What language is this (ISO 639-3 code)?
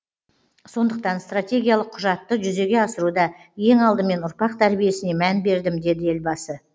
kaz